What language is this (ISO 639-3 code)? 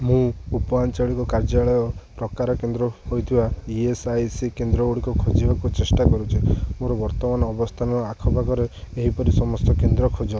ori